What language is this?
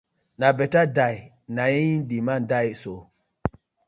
Nigerian Pidgin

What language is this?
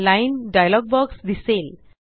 Marathi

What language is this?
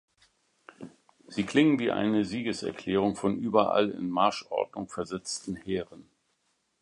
German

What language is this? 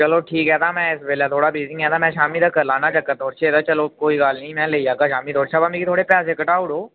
Dogri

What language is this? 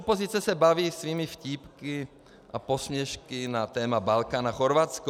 Czech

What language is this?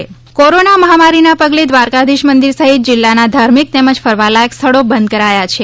Gujarati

